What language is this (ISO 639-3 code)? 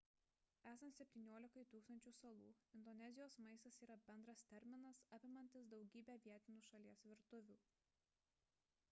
lit